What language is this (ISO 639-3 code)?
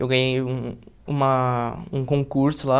por